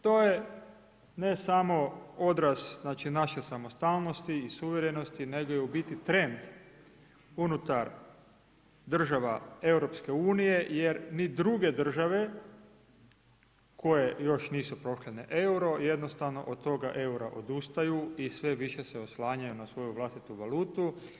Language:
Croatian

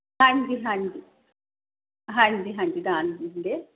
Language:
Punjabi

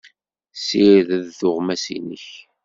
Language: Kabyle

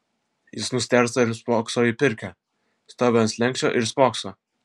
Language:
Lithuanian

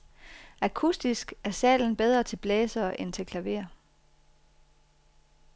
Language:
Danish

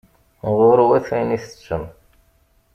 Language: Kabyle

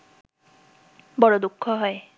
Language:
Bangla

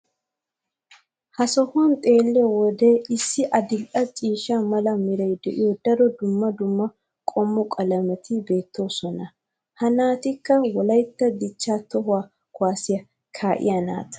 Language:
Wolaytta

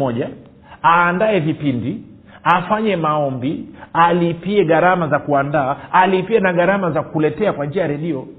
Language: Swahili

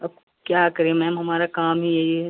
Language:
Hindi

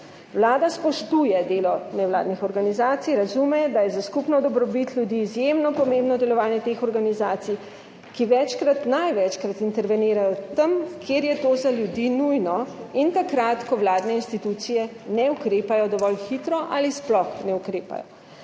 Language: Slovenian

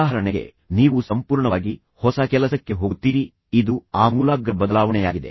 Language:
Kannada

